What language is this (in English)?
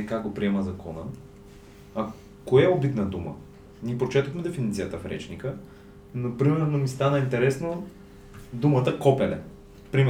Bulgarian